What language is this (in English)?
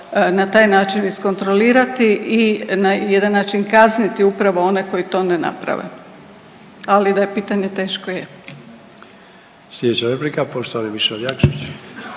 Croatian